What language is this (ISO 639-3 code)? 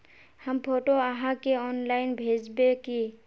mag